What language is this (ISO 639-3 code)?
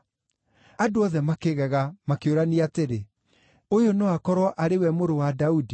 kik